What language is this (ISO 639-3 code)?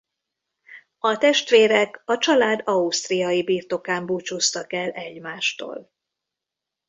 hun